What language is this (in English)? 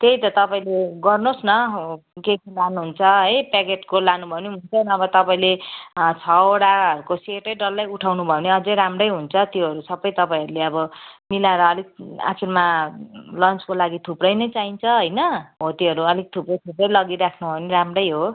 Nepali